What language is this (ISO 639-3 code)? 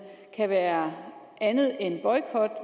dan